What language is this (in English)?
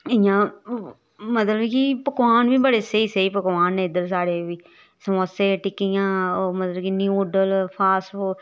Dogri